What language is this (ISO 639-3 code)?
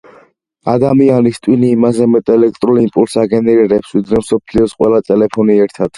kat